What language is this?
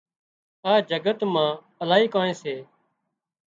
Wadiyara Koli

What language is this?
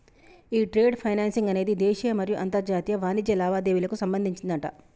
Telugu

